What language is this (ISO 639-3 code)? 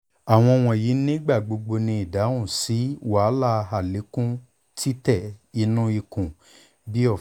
yor